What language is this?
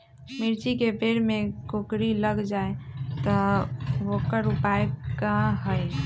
Magahi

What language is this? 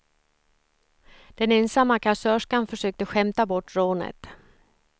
Swedish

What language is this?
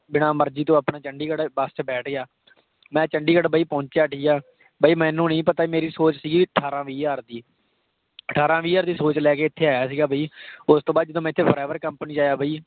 Punjabi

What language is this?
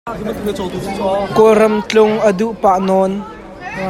Hakha Chin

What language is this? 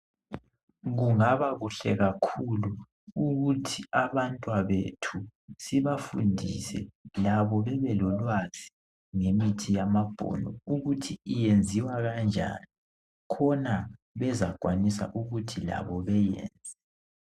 North Ndebele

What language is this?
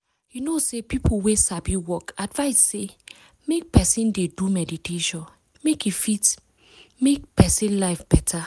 Nigerian Pidgin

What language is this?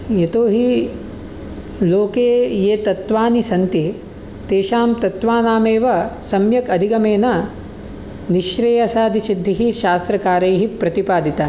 Sanskrit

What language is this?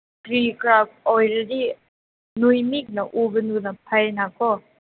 Manipuri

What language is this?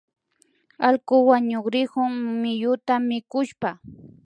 Imbabura Highland Quichua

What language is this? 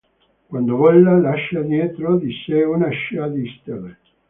Italian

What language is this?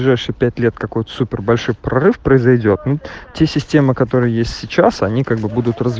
Russian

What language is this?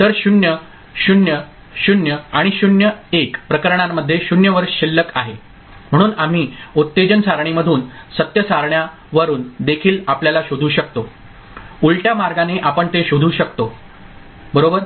Marathi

